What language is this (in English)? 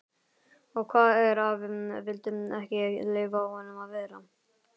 Icelandic